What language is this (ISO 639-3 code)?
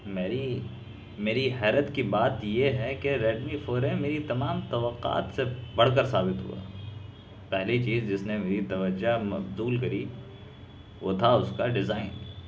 urd